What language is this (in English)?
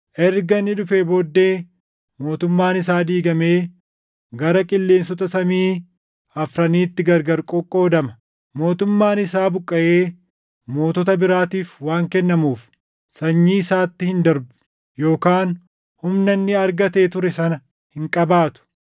Oromo